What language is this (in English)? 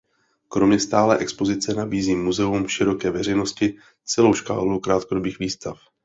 Czech